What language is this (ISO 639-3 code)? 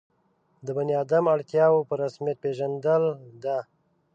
pus